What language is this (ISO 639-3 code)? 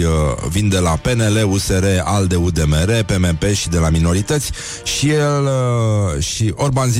ron